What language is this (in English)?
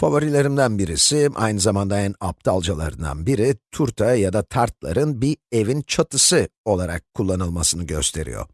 Turkish